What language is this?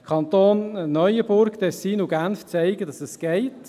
Swiss German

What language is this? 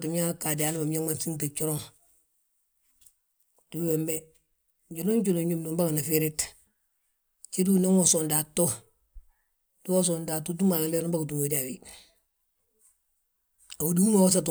Balanta-Ganja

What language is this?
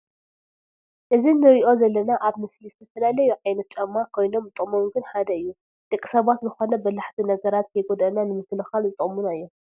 Tigrinya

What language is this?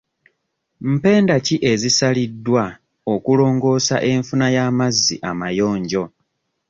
Ganda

